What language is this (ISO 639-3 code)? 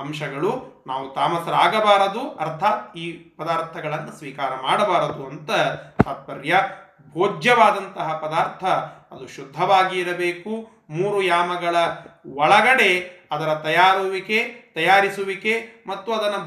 kan